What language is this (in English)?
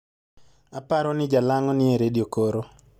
Luo (Kenya and Tanzania)